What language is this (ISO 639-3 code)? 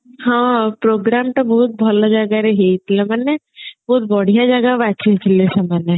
ori